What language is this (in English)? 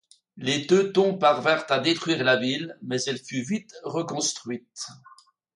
French